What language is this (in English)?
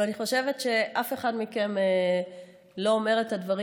Hebrew